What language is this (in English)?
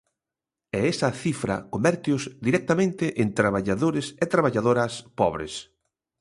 Galician